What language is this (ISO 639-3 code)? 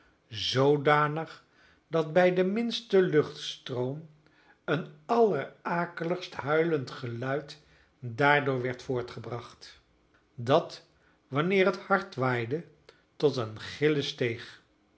nld